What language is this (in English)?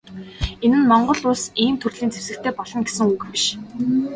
Mongolian